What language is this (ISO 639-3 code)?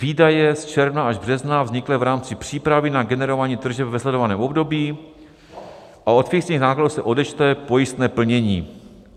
ces